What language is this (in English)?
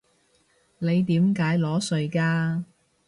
Cantonese